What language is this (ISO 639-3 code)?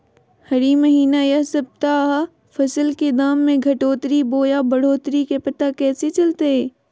mag